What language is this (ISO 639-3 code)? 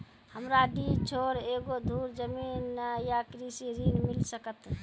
mai